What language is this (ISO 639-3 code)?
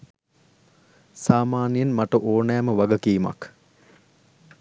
sin